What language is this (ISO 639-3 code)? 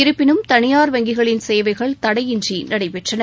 tam